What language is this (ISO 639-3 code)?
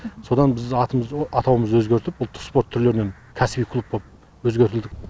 kaz